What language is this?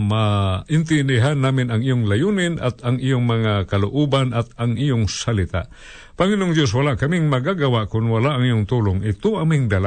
Filipino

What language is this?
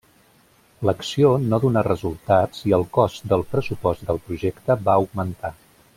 Catalan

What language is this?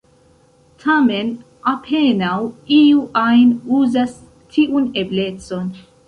Esperanto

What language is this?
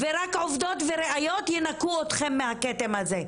Hebrew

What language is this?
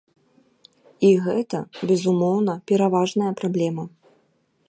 Belarusian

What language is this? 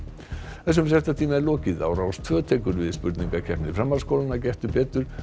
Icelandic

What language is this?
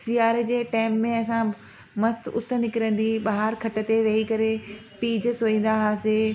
Sindhi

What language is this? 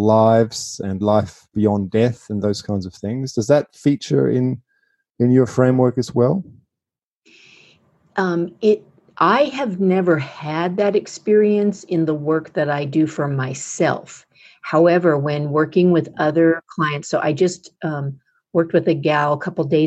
English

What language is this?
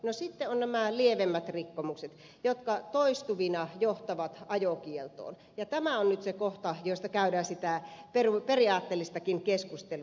Finnish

